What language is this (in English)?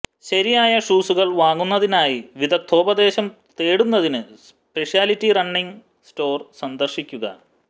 Malayalam